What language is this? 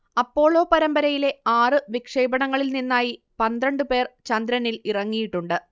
Malayalam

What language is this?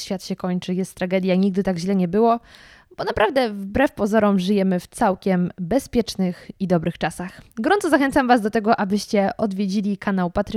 Polish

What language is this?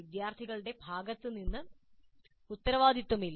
Malayalam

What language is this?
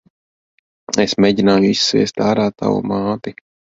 Latvian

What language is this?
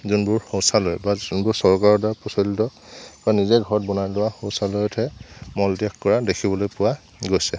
Assamese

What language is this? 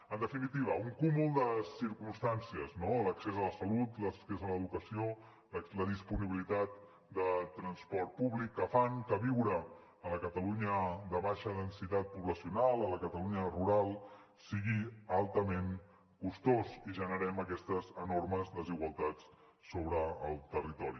Catalan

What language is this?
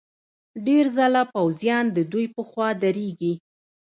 Pashto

